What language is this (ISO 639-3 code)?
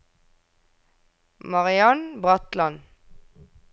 nor